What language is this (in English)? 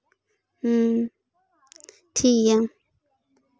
Santali